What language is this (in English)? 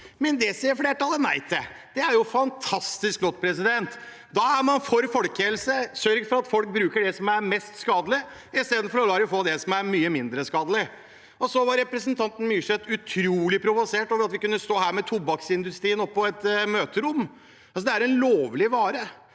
Norwegian